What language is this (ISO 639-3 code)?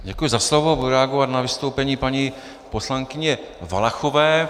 ces